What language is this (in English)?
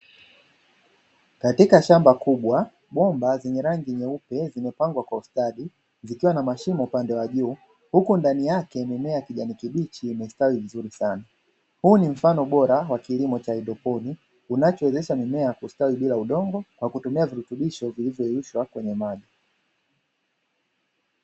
Swahili